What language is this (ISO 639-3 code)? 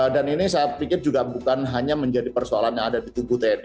ind